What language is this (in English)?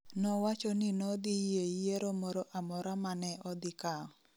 Luo (Kenya and Tanzania)